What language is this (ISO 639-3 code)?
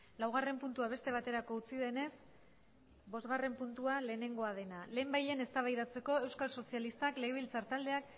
eus